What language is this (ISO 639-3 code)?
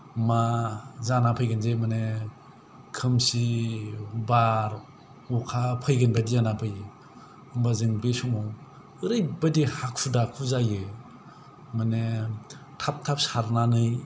brx